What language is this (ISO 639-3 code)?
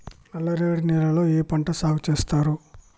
tel